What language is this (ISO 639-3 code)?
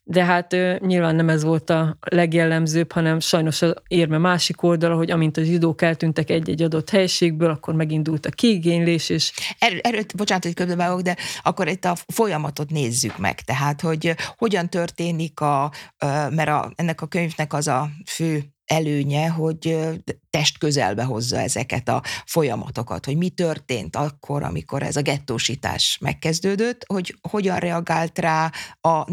hun